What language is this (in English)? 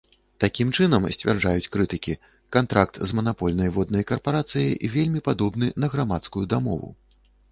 Belarusian